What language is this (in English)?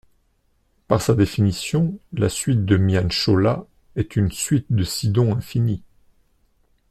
French